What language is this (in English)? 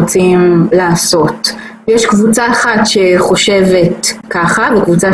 Hebrew